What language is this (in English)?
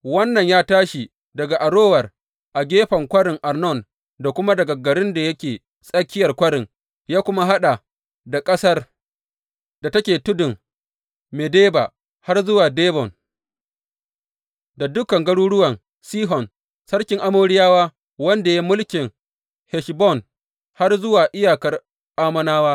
Hausa